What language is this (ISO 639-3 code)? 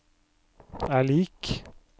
nor